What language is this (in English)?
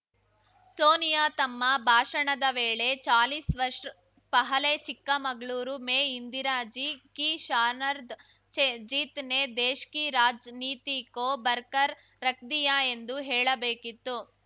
Kannada